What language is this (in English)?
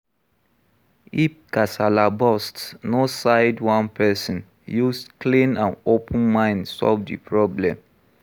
Nigerian Pidgin